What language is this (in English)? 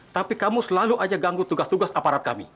Indonesian